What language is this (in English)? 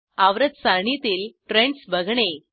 Marathi